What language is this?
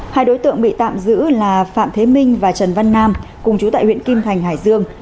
Vietnamese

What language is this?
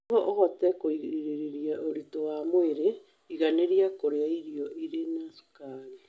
Kikuyu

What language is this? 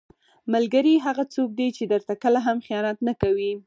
Pashto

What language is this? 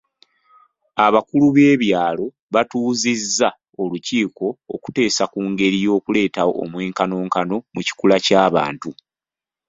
Ganda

